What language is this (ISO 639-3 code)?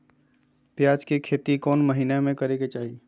mag